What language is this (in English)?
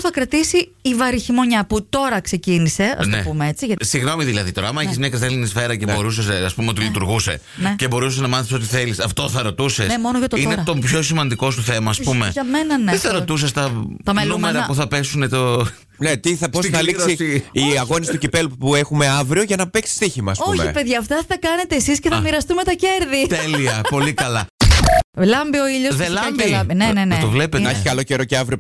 Greek